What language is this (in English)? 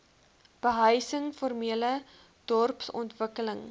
Afrikaans